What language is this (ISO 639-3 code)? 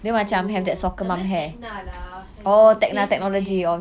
eng